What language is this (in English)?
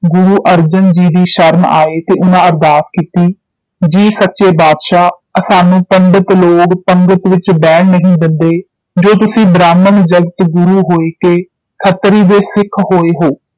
Punjabi